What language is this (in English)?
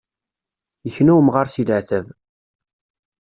Kabyle